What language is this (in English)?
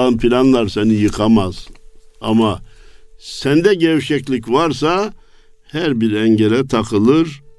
Turkish